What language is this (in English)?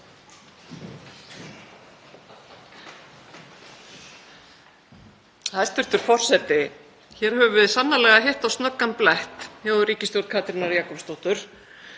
Icelandic